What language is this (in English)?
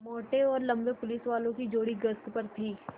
Hindi